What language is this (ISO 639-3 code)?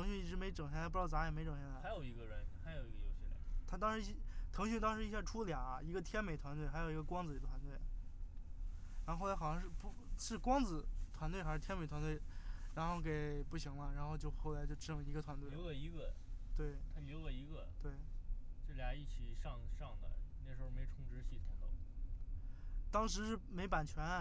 zho